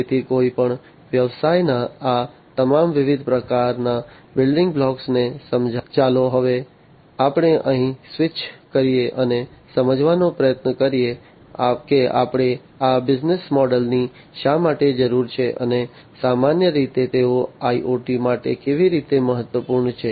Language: Gujarati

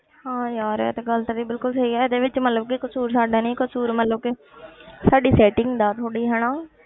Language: Punjabi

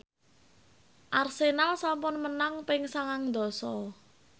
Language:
Javanese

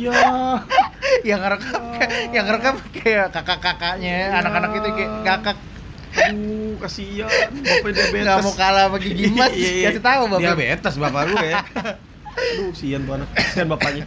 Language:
Indonesian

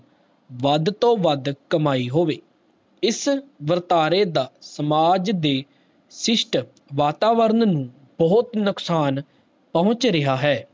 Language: Punjabi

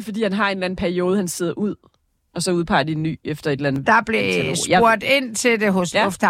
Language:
Danish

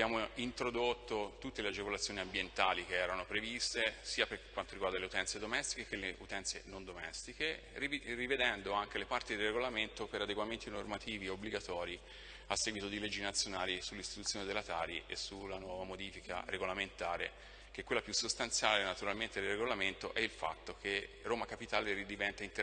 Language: Italian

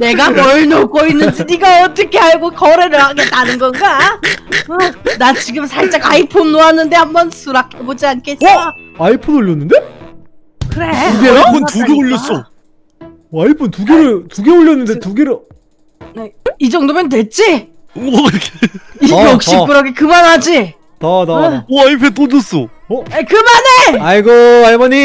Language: Korean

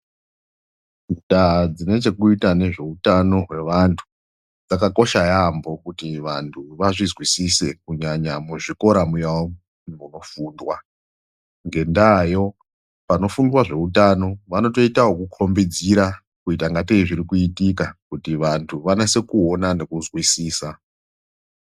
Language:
Ndau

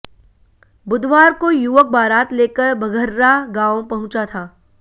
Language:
Hindi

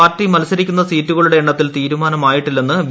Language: Malayalam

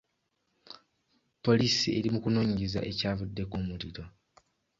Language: Ganda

